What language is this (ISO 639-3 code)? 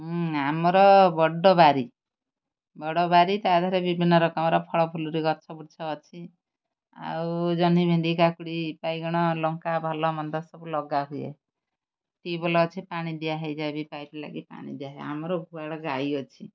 ori